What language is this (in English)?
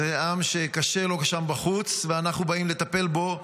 Hebrew